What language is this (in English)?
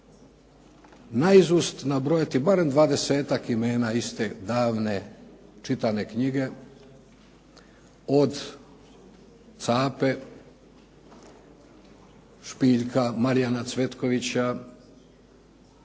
Croatian